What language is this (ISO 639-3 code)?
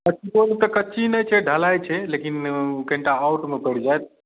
mai